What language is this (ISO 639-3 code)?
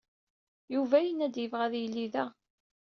kab